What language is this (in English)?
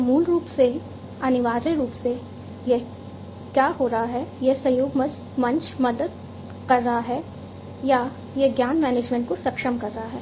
Hindi